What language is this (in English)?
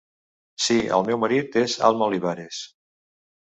Catalan